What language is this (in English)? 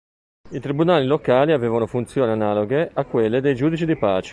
Italian